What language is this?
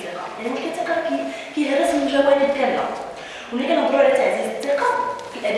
Arabic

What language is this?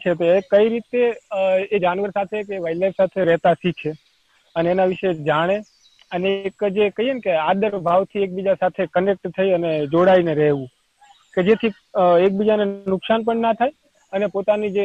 Gujarati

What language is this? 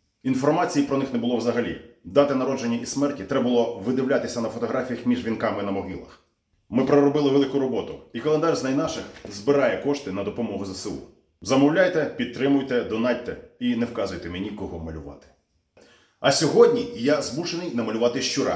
Ukrainian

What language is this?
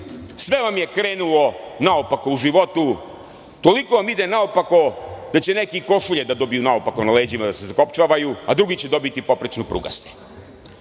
Serbian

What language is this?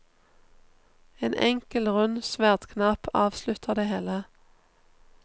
Norwegian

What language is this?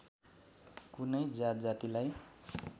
Nepali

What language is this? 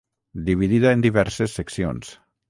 Catalan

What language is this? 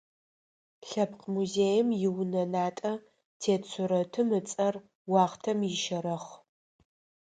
Adyghe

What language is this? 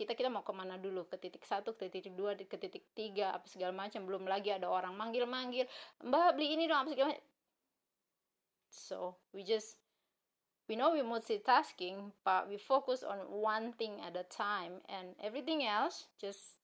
Indonesian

